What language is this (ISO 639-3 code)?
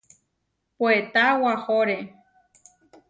var